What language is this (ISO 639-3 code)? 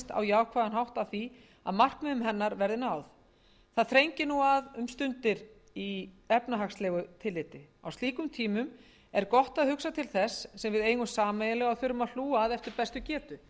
isl